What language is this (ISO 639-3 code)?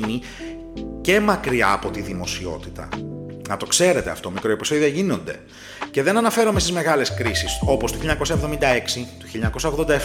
ell